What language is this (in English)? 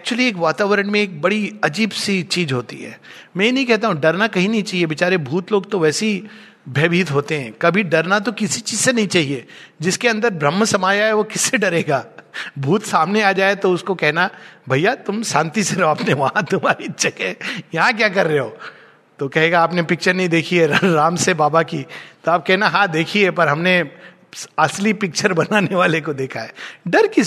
Hindi